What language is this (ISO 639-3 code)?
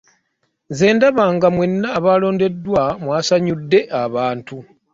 lug